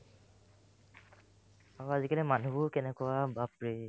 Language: Assamese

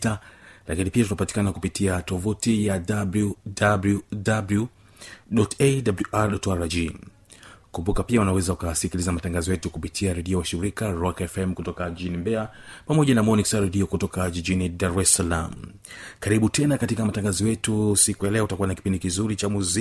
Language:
Swahili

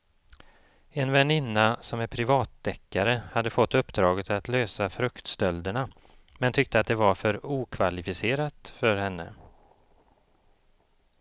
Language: Swedish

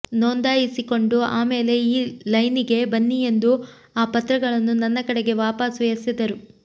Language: Kannada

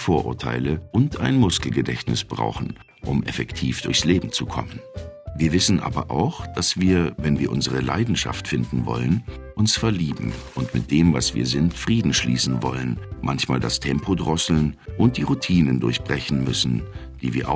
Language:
German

